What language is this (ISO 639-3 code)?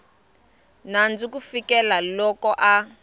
tso